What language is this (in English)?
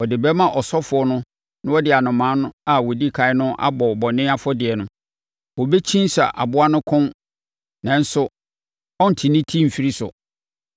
Akan